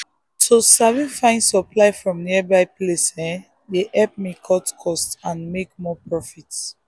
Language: Nigerian Pidgin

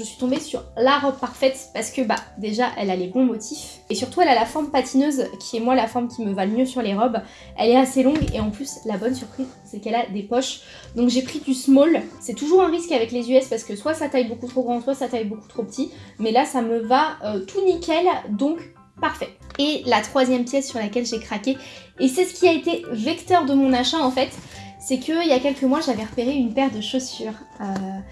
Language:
French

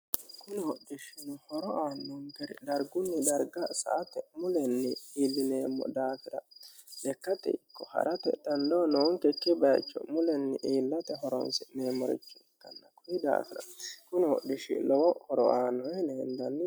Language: Sidamo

